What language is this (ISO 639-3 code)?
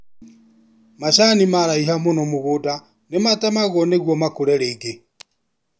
kik